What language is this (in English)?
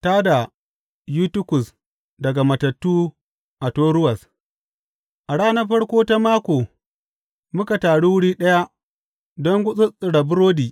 Hausa